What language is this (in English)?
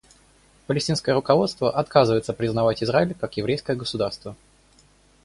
Russian